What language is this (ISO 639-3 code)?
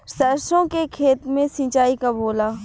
bho